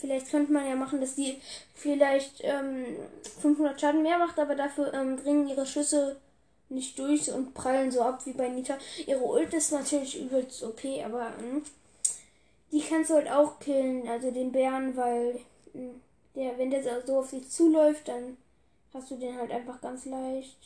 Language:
German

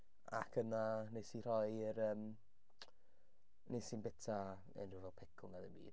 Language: Welsh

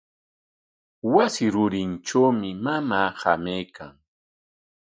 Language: Corongo Ancash Quechua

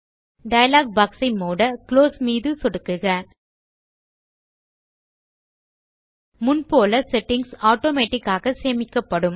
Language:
Tamil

